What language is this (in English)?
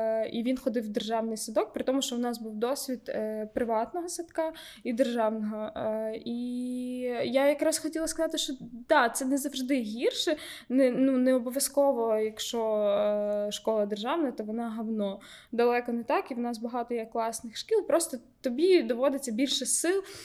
Ukrainian